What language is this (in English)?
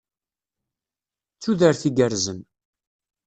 Kabyle